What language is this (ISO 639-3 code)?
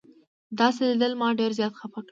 pus